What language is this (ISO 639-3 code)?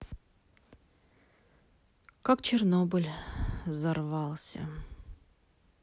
rus